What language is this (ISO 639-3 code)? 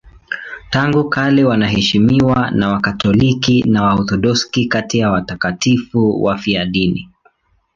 swa